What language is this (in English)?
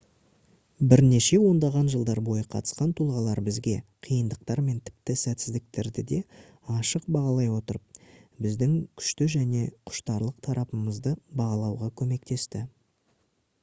Kazakh